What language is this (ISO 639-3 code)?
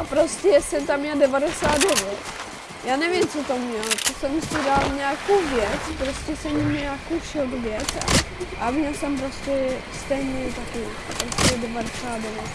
ces